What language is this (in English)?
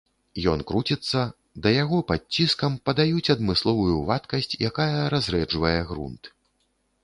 Belarusian